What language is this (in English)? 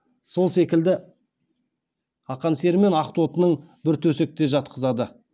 Kazakh